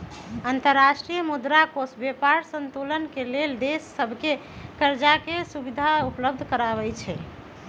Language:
Magahi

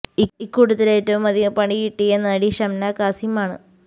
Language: Malayalam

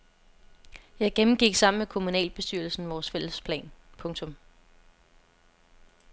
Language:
Danish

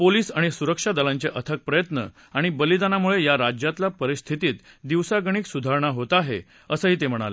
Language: Marathi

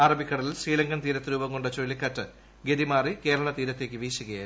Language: Malayalam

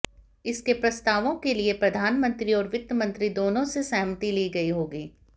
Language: Hindi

